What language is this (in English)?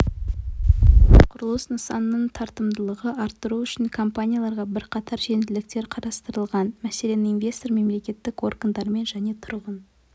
Kazakh